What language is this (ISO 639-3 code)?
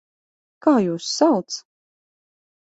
lav